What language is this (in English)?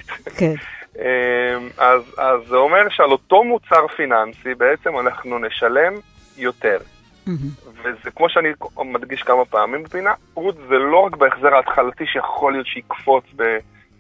Hebrew